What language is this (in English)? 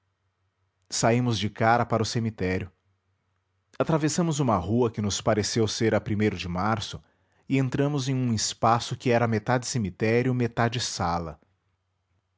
Portuguese